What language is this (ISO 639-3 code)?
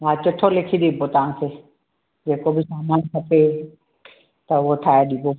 snd